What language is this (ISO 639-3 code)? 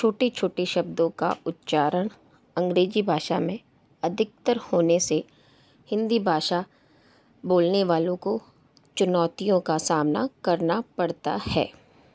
hin